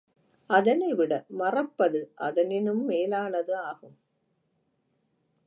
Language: Tamil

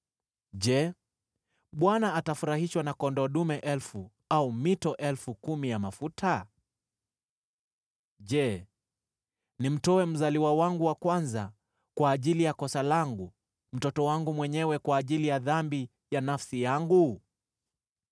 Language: Swahili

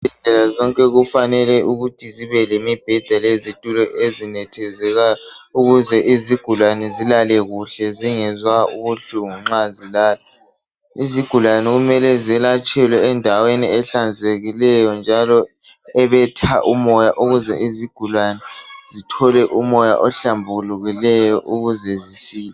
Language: North Ndebele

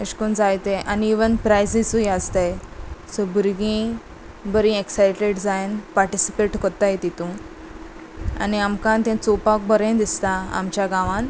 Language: Konkani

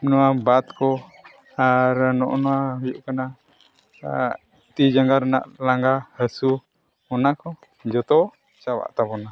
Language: Santali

